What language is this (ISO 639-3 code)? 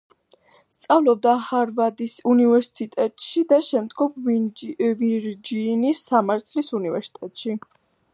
kat